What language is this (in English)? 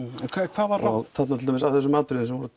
Icelandic